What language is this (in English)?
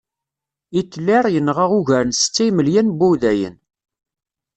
Kabyle